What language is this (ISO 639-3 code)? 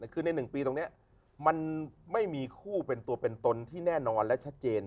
tha